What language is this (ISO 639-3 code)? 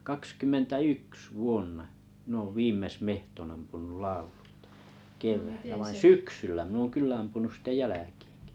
fin